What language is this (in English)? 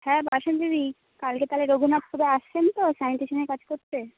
Bangla